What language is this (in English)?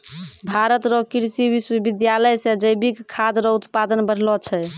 Maithili